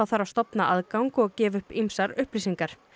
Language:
Icelandic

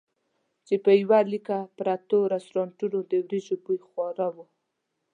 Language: Pashto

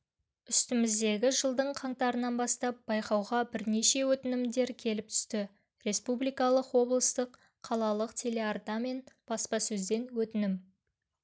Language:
Kazakh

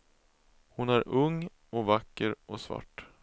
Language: Swedish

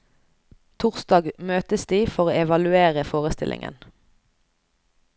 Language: Norwegian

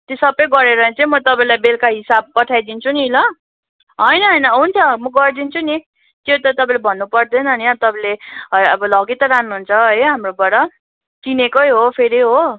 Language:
Nepali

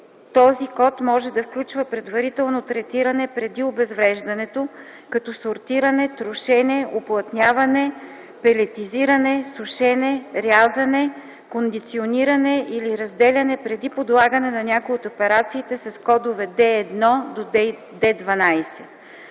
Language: Bulgarian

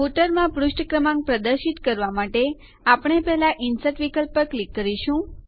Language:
Gujarati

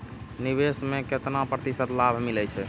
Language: Maithili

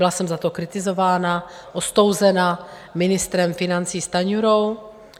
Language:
Czech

